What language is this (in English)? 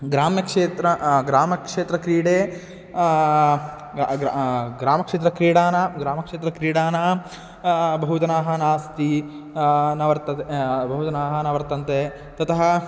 Sanskrit